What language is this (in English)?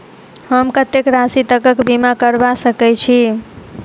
Maithili